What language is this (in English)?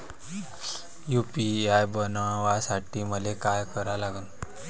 Marathi